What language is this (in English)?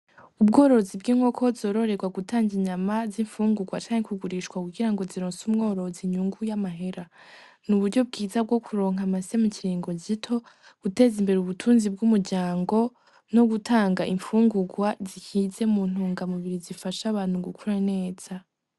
Rundi